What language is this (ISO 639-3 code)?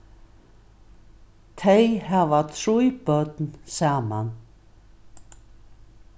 fao